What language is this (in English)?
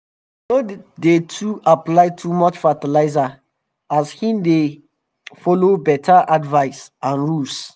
Nigerian Pidgin